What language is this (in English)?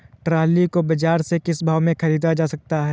Hindi